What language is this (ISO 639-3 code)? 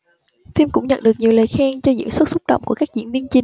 vie